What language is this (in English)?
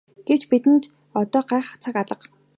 Mongolian